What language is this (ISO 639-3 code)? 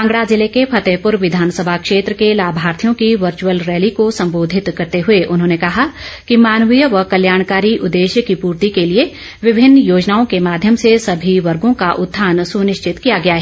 hin